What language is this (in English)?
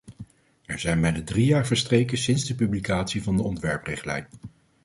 Dutch